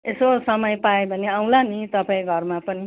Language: Nepali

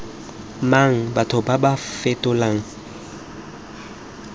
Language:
Tswana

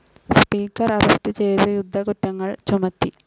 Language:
Malayalam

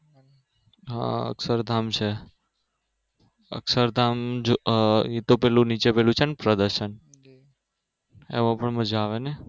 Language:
Gujarati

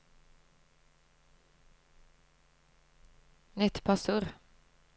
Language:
Norwegian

